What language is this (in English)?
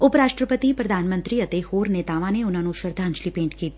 Punjabi